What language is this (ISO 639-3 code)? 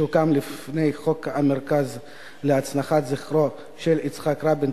heb